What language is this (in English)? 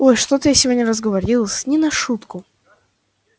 Russian